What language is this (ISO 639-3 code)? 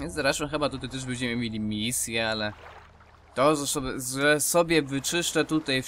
pol